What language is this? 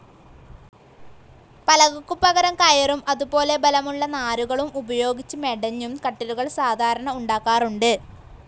Malayalam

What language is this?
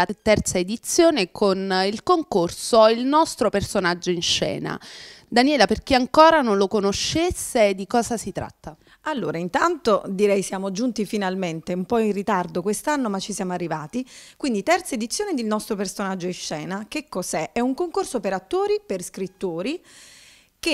Italian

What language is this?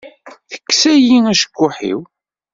Kabyle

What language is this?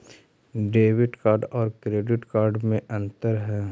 Magahi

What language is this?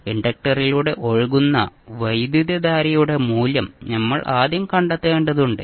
Malayalam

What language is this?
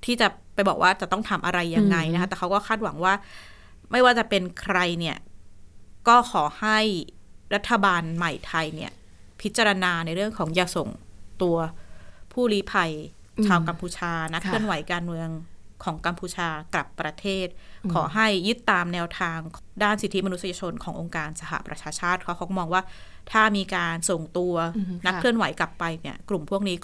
Thai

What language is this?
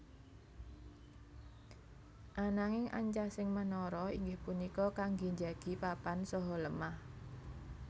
Javanese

